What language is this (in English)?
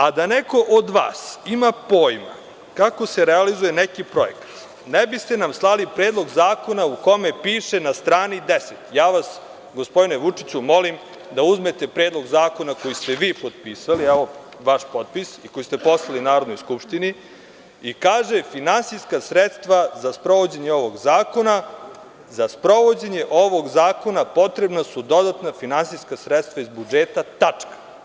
Serbian